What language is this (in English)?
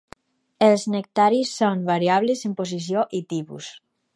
Catalan